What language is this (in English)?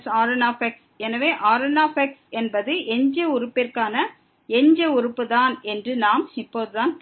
Tamil